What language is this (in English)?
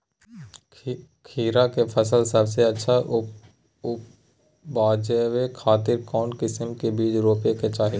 Magahi